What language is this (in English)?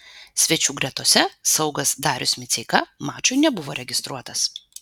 Lithuanian